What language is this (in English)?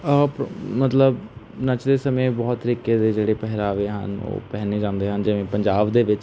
Punjabi